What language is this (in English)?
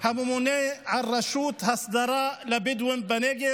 Hebrew